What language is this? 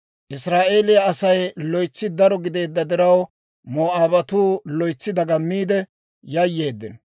Dawro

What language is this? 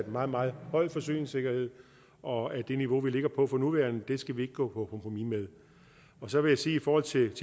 Danish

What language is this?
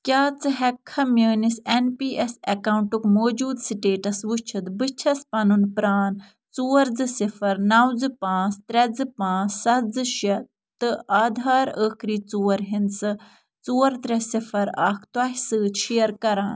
Kashmiri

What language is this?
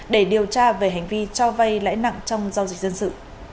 Vietnamese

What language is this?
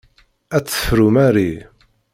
Kabyle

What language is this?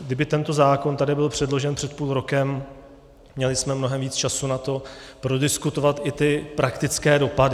Czech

